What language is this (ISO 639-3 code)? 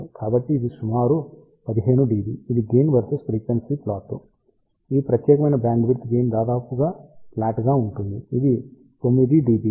tel